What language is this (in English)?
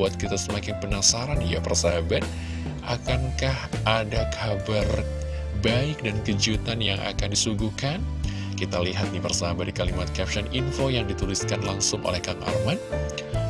Indonesian